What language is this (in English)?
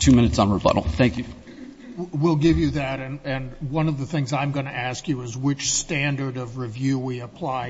English